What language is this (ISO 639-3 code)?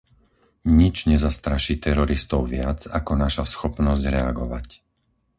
slk